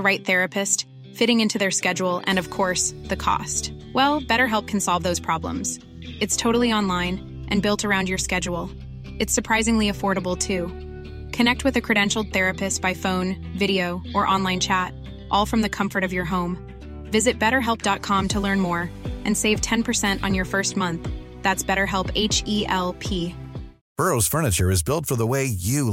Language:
Swedish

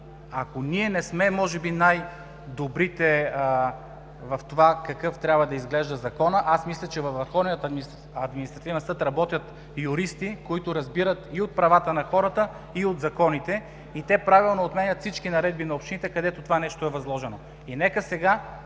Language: Bulgarian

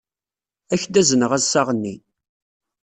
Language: Kabyle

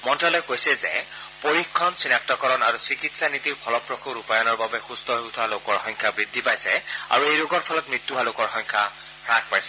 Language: Assamese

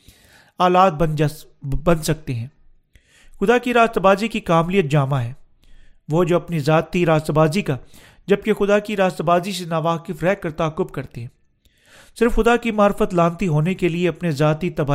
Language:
Urdu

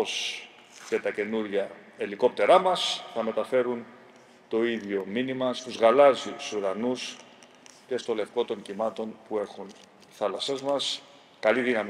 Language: Greek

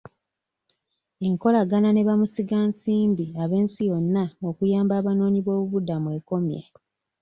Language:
Ganda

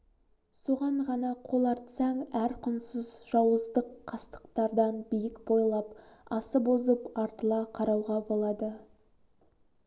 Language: Kazakh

